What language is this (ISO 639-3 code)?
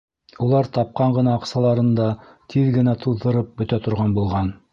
bak